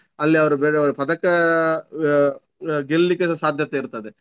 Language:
Kannada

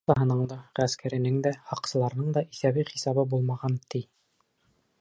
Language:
Bashkir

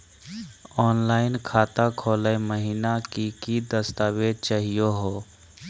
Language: Magahi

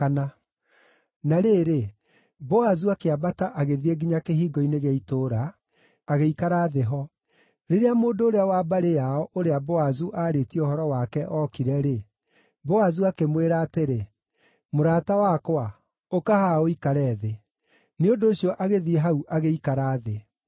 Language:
Kikuyu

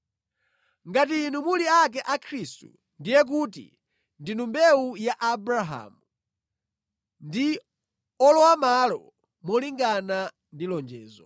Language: Nyanja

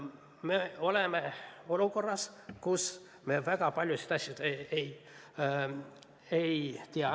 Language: Estonian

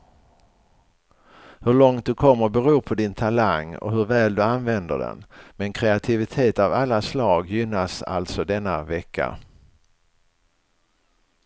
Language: Swedish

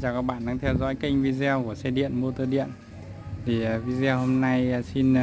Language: Vietnamese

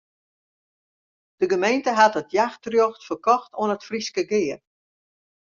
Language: Western Frisian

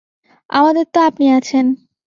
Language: Bangla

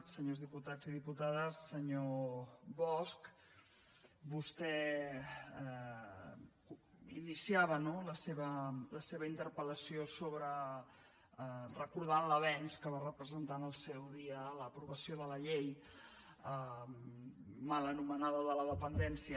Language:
Catalan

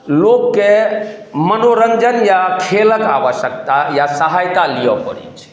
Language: Maithili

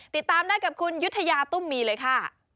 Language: Thai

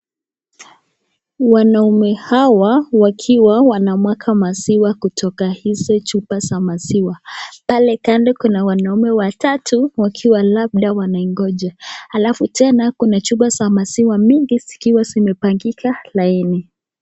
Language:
Swahili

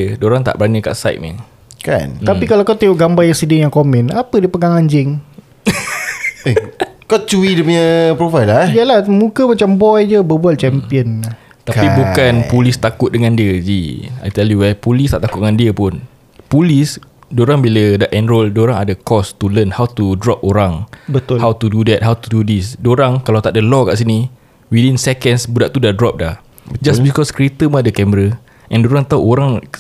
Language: Malay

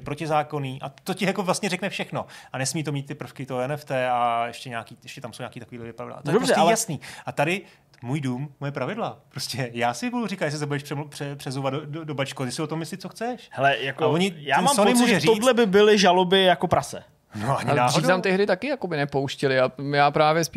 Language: Czech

